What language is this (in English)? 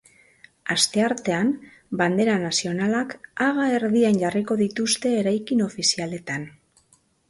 Basque